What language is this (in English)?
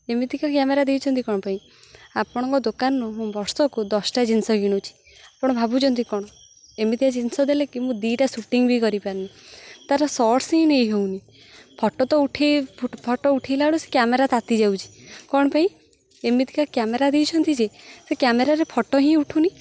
Odia